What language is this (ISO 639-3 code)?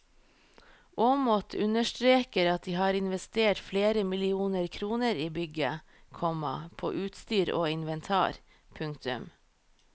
nor